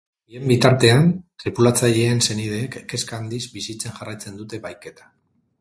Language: Basque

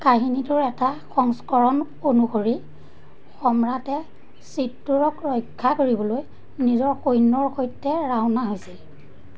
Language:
Assamese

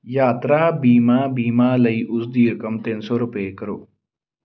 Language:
Punjabi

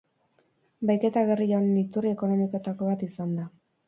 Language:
Basque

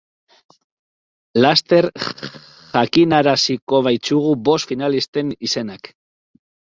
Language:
Basque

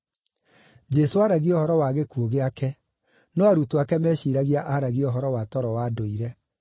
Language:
Kikuyu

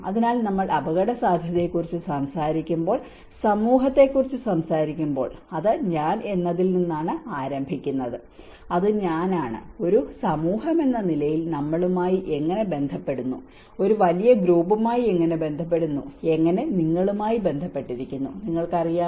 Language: Malayalam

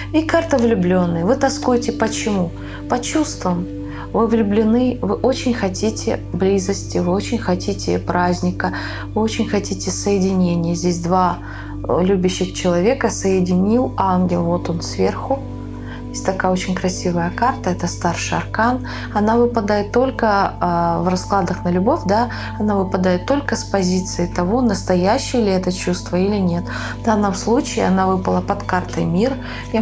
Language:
Russian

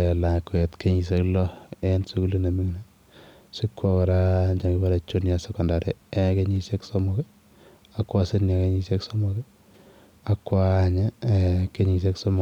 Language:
Kalenjin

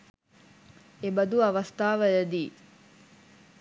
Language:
Sinhala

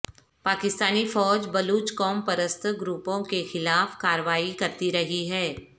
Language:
Urdu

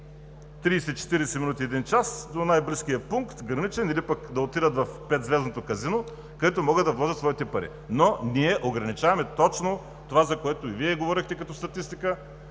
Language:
Bulgarian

